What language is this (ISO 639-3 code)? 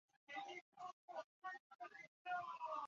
zho